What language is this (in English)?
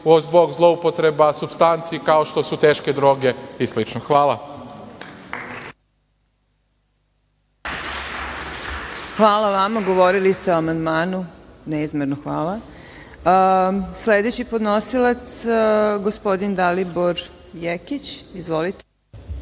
Serbian